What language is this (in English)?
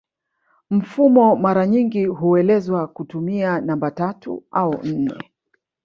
Swahili